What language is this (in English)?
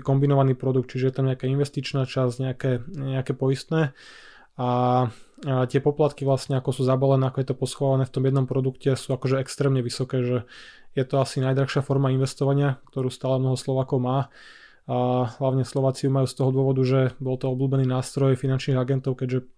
Slovak